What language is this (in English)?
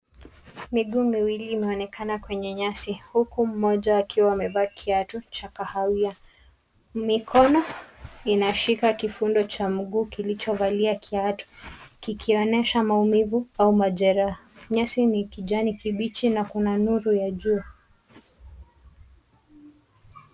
Swahili